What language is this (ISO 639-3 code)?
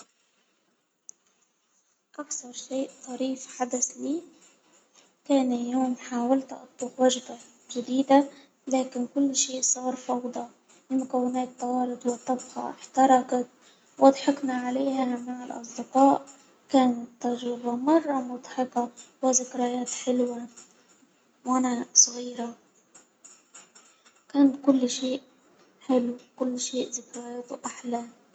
acw